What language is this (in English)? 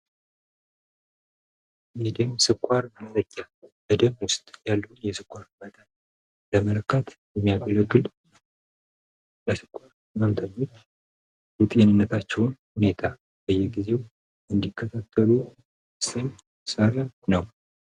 Amharic